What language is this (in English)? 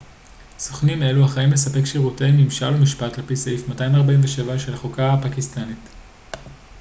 Hebrew